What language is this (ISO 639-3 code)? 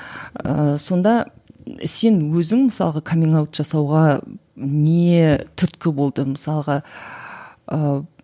kaz